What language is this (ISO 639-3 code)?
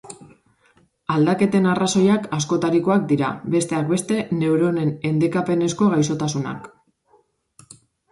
eus